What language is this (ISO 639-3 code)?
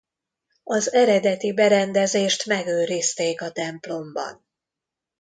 hun